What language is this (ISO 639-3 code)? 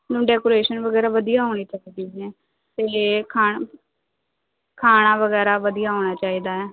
pan